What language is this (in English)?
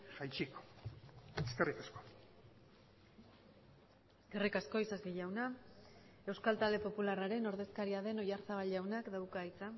Basque